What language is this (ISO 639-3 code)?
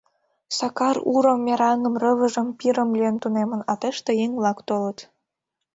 chm